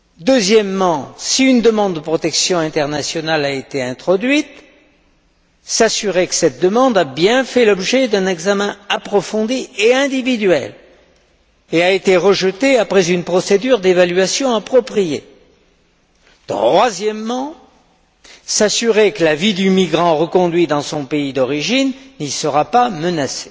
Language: French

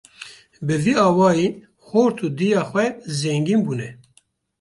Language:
Kurdish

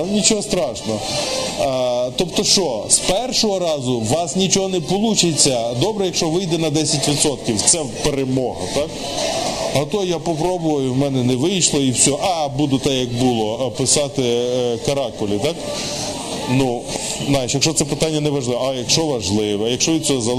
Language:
Ukrainian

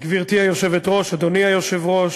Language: Hebrew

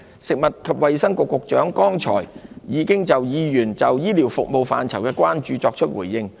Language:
Cantonese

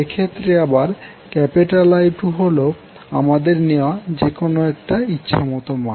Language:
Bangla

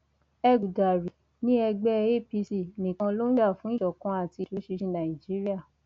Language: Yoruba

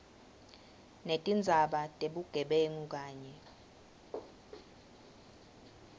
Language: Swati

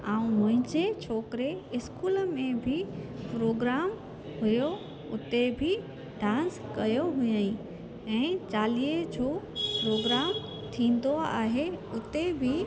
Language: Sindhi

